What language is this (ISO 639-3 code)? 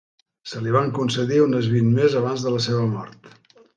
cat